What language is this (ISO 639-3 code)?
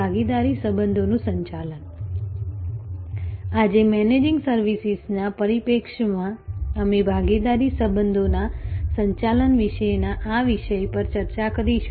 guj